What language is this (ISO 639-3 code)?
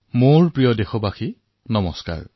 asm